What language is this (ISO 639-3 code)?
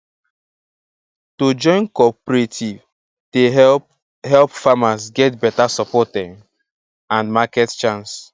pcm